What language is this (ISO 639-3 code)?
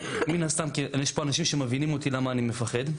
heb